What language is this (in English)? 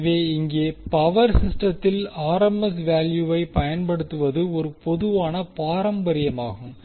Tamil